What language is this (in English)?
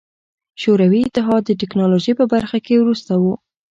Pashto